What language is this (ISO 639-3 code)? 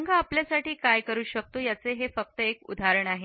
mar